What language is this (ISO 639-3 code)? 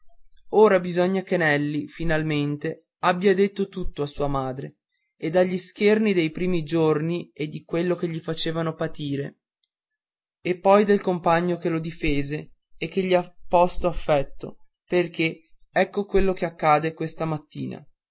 ita